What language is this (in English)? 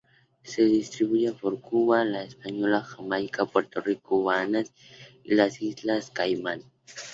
Spanish